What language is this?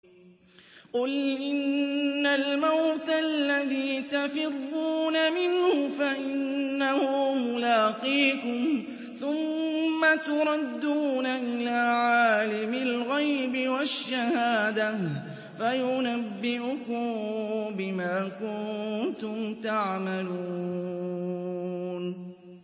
Arabic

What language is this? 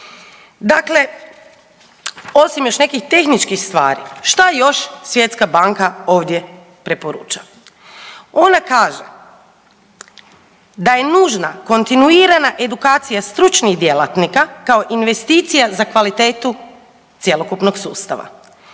Croatian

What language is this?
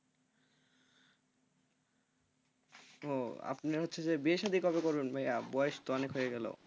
Bangla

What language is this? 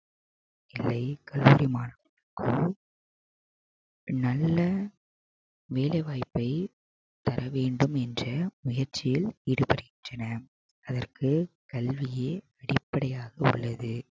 Tamil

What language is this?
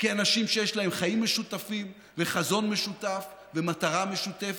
Hebrew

